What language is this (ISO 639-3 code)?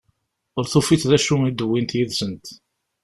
kab